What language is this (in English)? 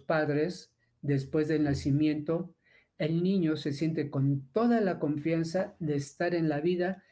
Spanish